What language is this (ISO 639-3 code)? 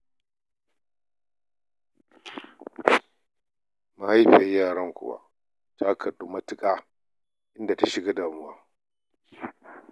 hau